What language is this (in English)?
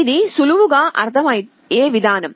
Telugu